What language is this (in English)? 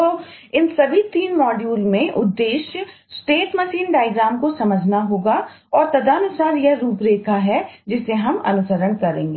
Hindi